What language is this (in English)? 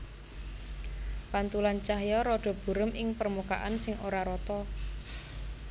Javanese